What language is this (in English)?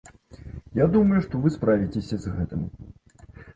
Belarusian